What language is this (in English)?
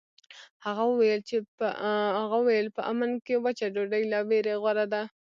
Pashto